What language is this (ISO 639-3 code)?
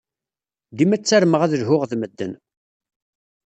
kab